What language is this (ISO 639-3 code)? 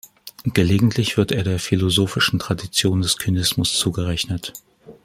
deu